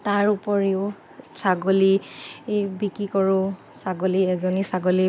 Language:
Assamese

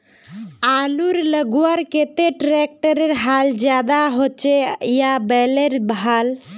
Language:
Magahi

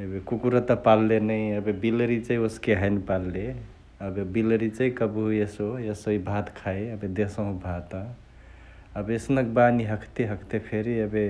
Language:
Chitwania Tharu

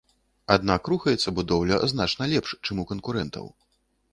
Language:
Belarusian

